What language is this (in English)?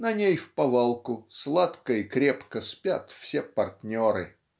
Russian